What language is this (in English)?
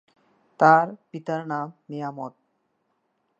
Bangla